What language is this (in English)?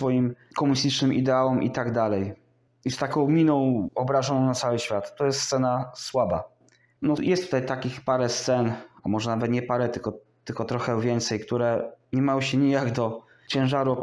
Polish